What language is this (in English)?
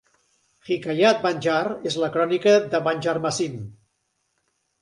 Catalan